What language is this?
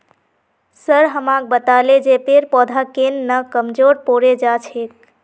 Magahi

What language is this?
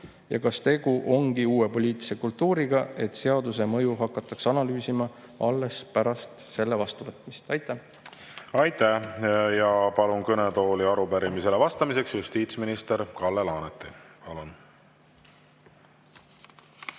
Estonian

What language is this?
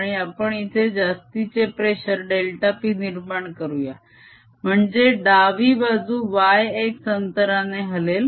Marathi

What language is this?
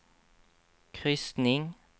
Swedish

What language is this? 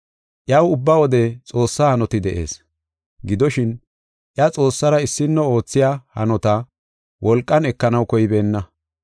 Gofa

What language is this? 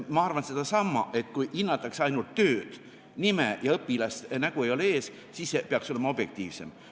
Estonian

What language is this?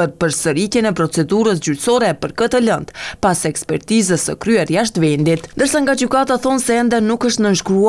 Romanian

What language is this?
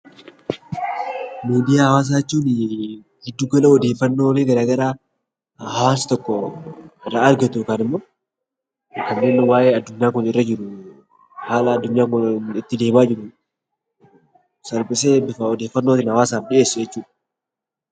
Oromo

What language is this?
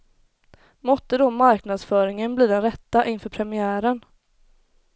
Swedish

